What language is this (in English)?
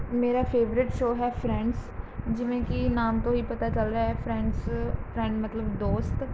Punjabi